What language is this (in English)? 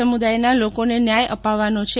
Gujarati